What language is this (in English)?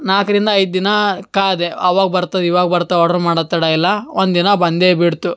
Kannada